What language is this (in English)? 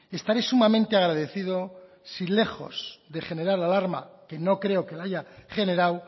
Spanish